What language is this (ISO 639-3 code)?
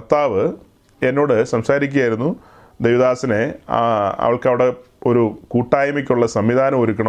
mal